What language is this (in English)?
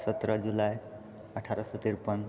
Maithili